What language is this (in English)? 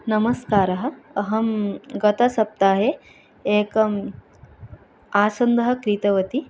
Sanskrit